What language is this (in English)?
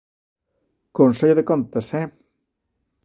Galician